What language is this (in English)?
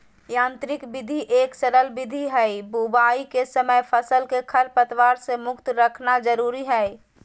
Magahi